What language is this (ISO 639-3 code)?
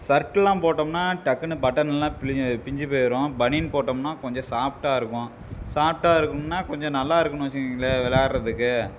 tam